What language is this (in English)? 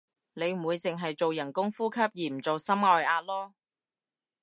Cantonese